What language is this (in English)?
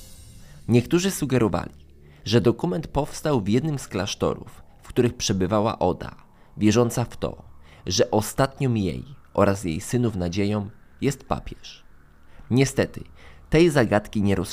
Polish